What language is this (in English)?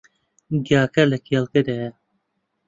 Central Kurdish